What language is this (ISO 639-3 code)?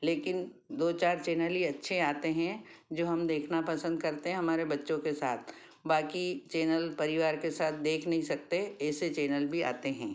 hin